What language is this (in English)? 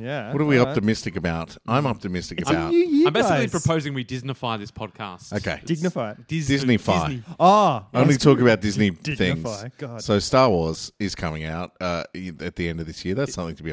English